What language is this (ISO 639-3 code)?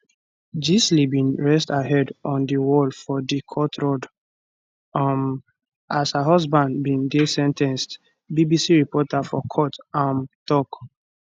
pcm